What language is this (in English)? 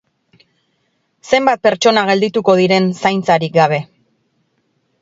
Basque